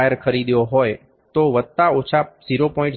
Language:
Gujarati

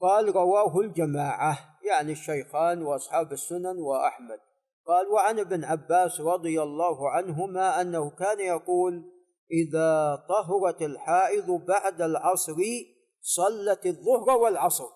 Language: Arabic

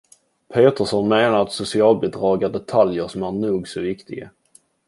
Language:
Swedish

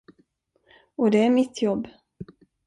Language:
Swedish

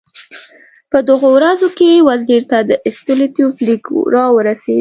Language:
Pashto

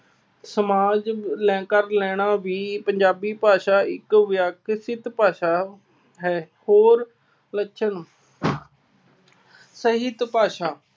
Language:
Punjabi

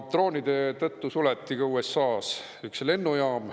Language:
Estonian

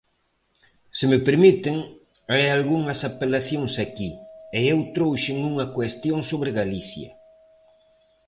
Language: Galician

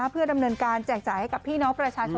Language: Thai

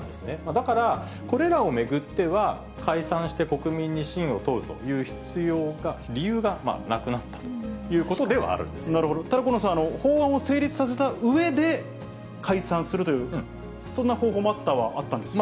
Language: Japanese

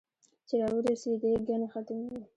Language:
Pashto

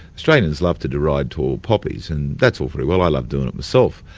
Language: English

